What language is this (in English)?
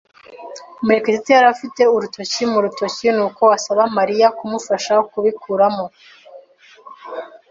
Kinyarwanda